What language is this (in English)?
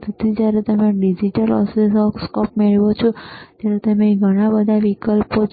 Gujarati